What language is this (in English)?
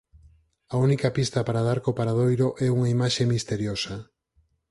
Galician